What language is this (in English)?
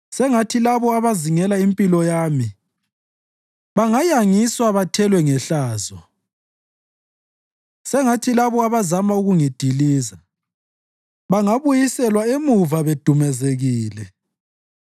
North Ndebele